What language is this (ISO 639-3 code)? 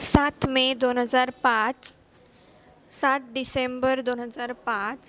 mar